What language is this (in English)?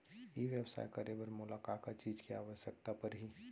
Chhattisgarhi